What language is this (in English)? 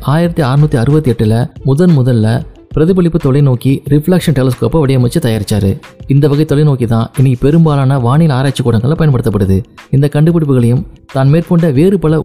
Tamil